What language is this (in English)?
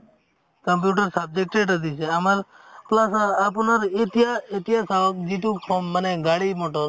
Assamese